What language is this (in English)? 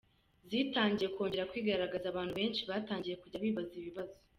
Kinyarwanda